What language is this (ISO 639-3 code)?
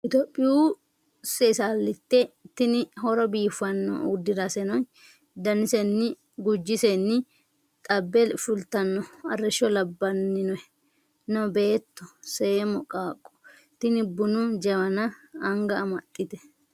sid